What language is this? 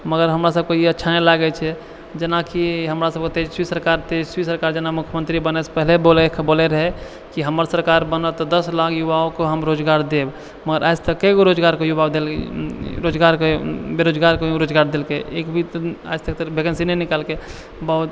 Maithili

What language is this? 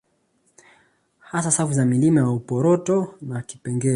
Swahili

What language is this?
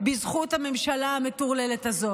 Hebrew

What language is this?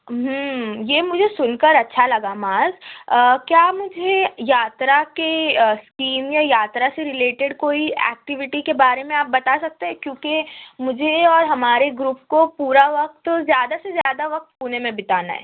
Urdu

